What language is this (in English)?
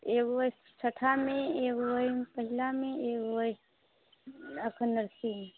Maithili